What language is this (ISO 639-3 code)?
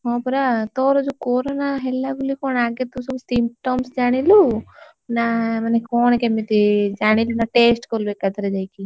ori